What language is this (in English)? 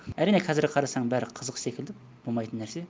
Kazakh